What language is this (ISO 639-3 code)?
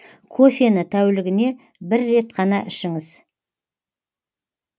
kaz